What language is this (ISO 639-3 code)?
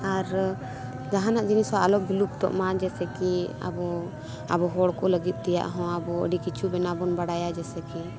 sat